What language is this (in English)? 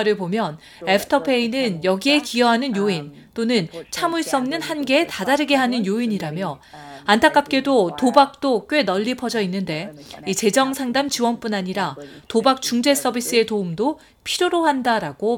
Korean